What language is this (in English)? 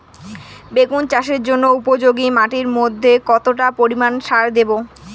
Bangla